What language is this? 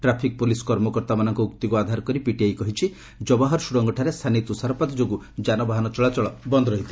Odia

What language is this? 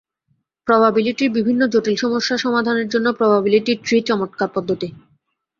Bangla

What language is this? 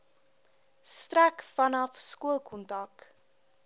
Afrikaans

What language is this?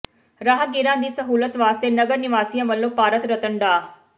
Punjabi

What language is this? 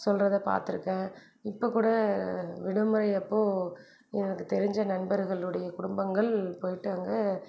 Tamil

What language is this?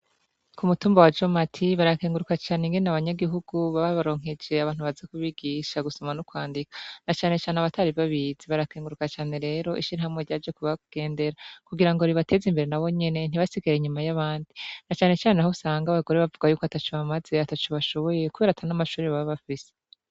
Rundi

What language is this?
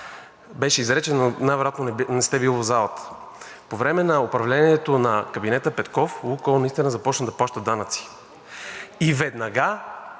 Bulgarian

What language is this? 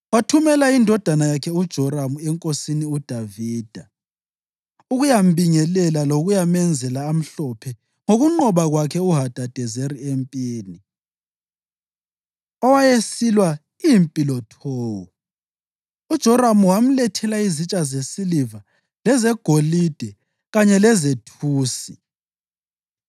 North Ndebele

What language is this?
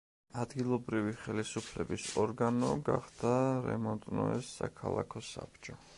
Georgian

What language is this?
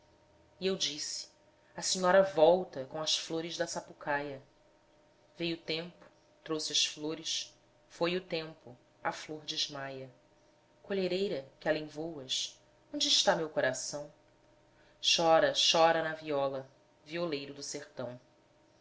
Portuguese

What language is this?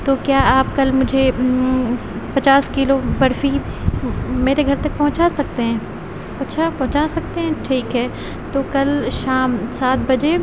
Urdu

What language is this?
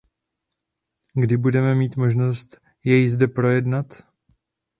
Czech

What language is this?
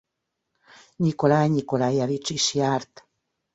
Hungarian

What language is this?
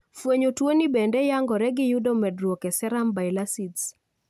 Luo (Kenya and Tanzania)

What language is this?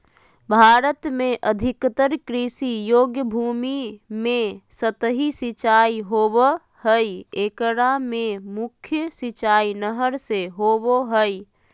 Magahi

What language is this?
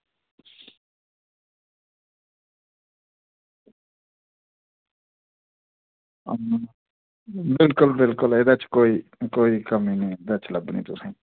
Dogri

